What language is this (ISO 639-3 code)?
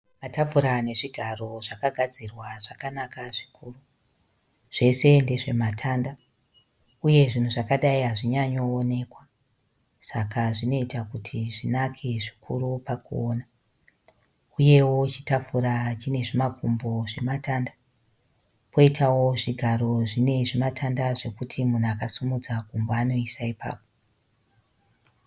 sna